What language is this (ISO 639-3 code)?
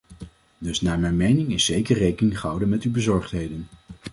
nld